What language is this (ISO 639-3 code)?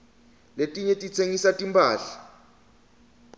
ssw